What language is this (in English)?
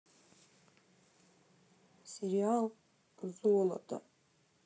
Russian